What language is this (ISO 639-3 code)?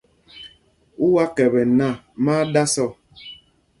mgg